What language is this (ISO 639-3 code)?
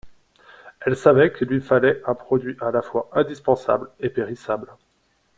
fra